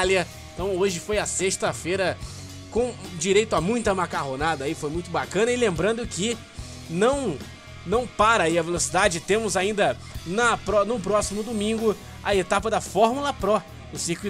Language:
Portuguese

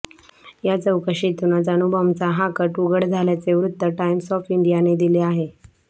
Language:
Marathi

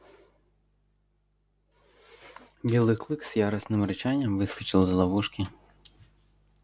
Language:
Russian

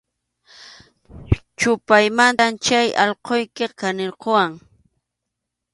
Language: Arequipa-La Unión Quechua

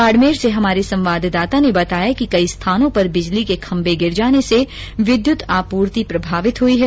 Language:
Hindi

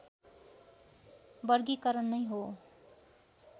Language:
Nepali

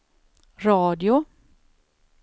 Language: Swedish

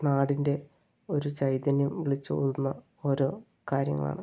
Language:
Malayalam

